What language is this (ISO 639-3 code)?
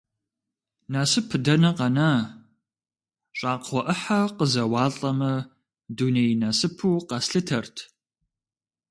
kbd